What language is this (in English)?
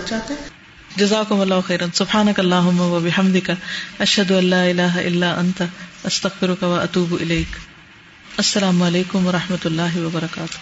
Urdu